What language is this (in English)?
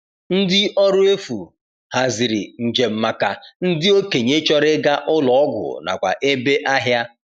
Igbo